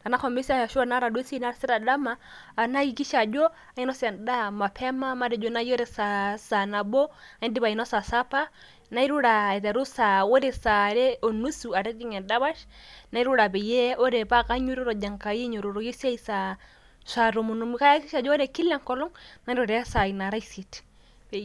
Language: Masai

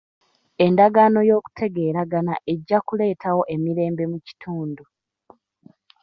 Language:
Ganda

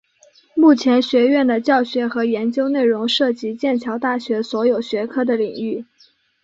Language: Chinese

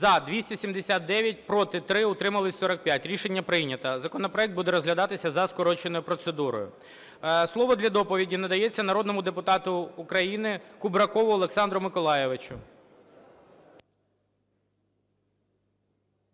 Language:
Ukrainian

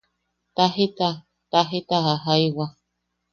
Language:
Yaqui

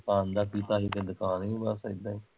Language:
Punjabi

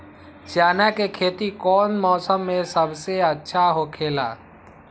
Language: Magahi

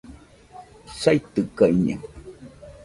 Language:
Nüpode Huitoto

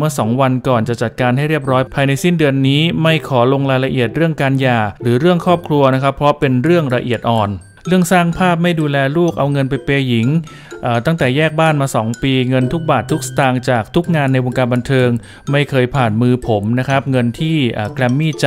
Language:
Thai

